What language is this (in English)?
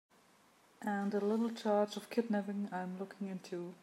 English